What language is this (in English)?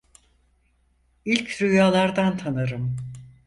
Turkish